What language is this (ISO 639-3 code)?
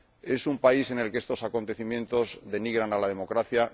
spa